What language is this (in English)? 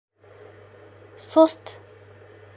Bashkir